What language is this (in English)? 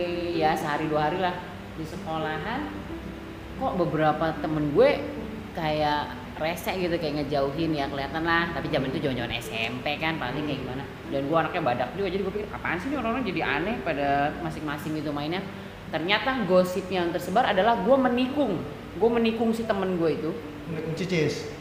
Indonesian